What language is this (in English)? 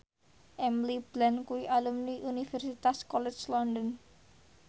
Javanese